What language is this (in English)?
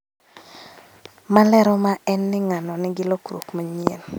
Luo (Kenya and Tanzania)